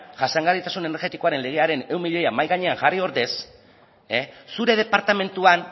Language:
Basque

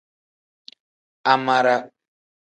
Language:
Tem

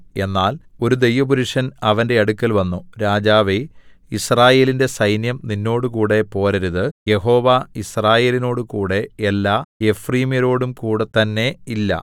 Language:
Malayalam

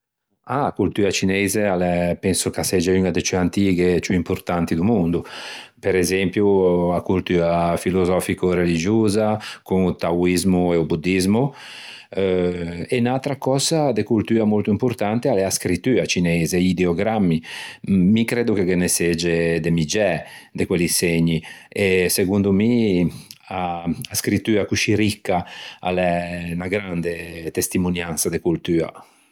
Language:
Ligurian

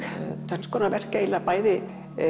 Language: Icelandic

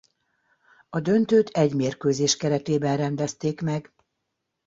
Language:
Hungarian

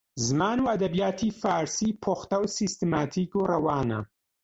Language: Central Kurdish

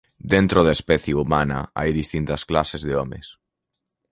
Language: Galician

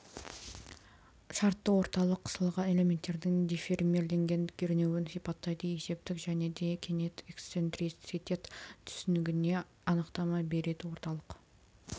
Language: Kazakh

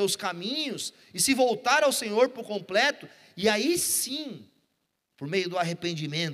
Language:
Portuguese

